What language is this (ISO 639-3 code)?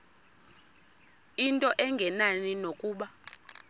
xho